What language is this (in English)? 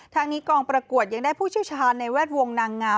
Thai